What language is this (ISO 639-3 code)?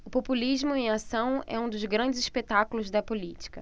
por